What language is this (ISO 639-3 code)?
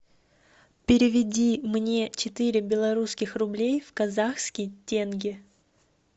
rus